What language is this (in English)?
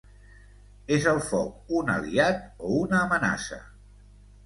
Catalan